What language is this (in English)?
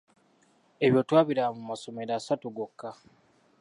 Ganda